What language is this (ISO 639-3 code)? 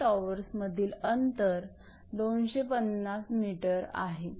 mar